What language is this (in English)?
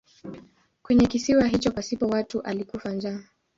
Swahili